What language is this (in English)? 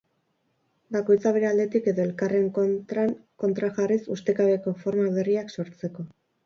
Basque